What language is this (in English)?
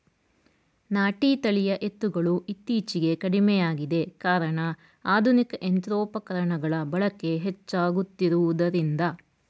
Kannada